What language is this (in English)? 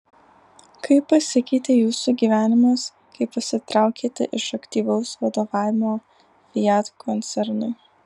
Lithuanian